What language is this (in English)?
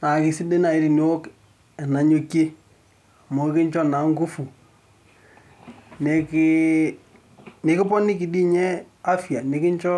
Masai